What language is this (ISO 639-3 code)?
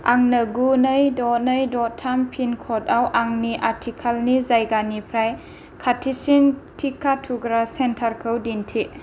brx